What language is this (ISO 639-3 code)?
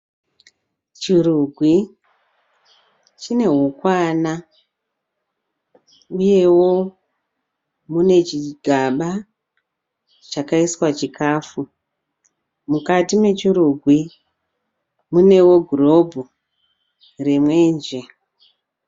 sna